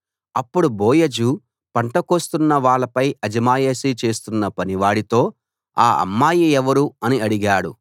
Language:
Telugu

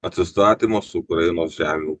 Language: Lithuanian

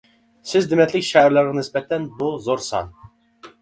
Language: Uyghur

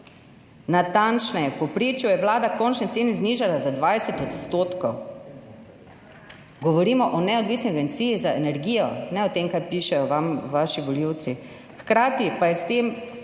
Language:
Slovenian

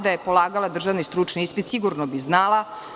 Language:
Serbian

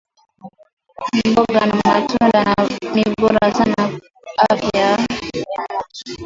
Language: Swahili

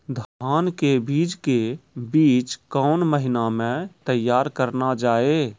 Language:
Maithili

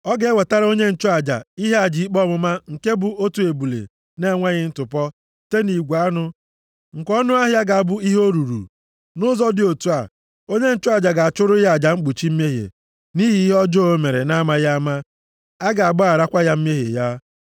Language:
Igbo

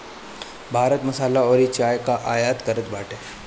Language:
Bhojpuri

